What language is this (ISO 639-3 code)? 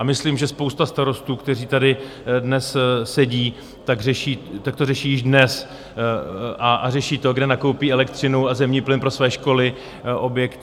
ces